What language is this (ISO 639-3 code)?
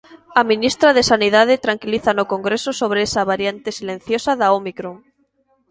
glg